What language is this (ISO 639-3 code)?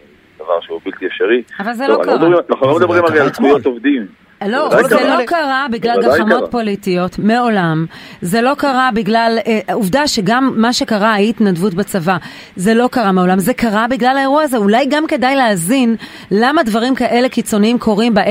heb